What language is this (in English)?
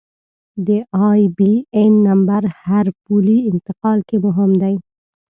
Pashto